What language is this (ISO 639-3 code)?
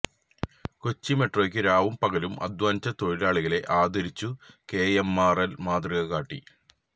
mal